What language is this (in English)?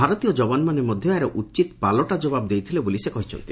Odia